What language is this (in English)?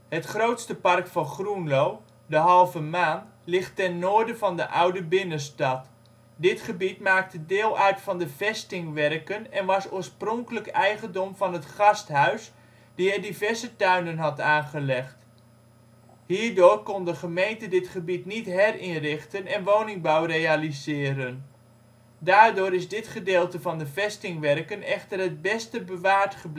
Dutch